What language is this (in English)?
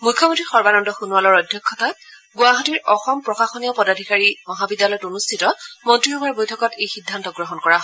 Assamese